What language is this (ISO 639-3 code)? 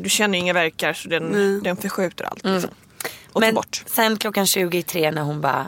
swe